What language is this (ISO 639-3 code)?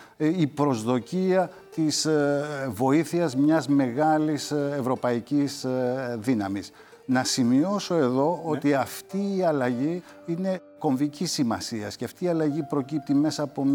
ell